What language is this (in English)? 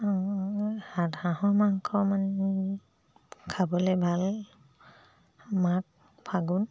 Assamese